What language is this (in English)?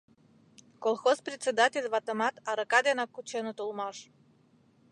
Mari